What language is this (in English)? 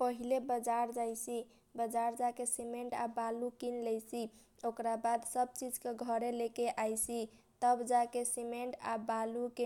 Kochila Tharu